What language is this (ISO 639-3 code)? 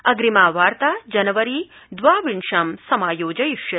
san